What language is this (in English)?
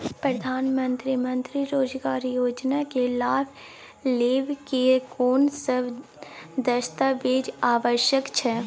Maithili